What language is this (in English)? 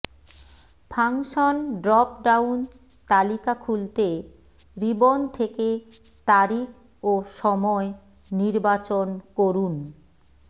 Bangla